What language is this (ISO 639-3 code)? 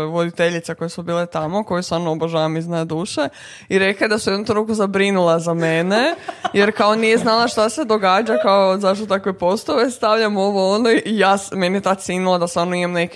hrv